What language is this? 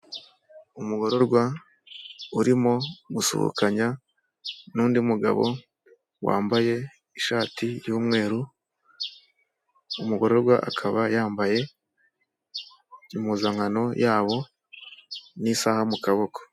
Kinyarwanda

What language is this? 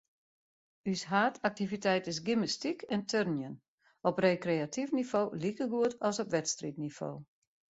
Western Frisian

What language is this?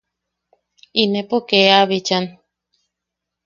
Yaqui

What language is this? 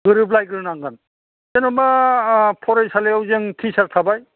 Bodo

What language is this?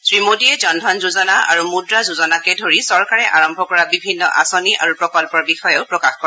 Assamese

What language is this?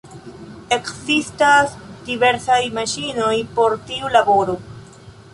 Esperanto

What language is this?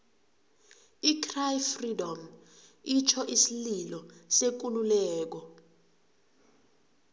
South Ndebele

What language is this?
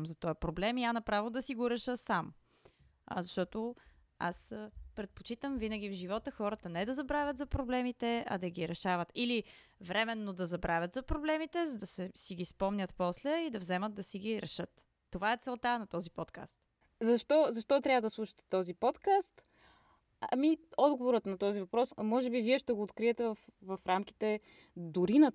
Bulgarian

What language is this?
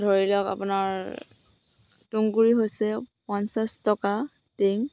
Assamese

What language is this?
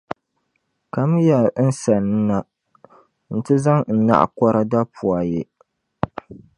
Dagbani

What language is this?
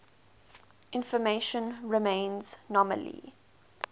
English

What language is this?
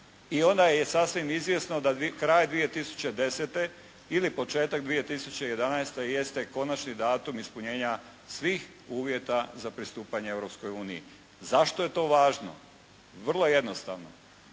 Croatian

